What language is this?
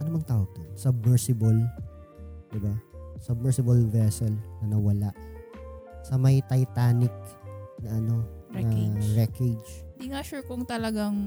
Filipino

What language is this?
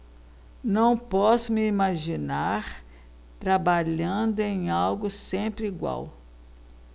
Portuguese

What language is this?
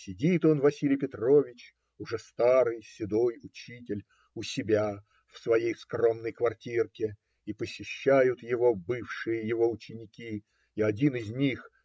Russian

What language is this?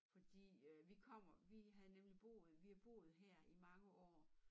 Danish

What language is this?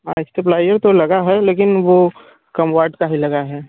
Hindi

